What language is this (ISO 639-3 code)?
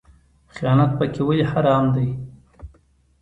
pus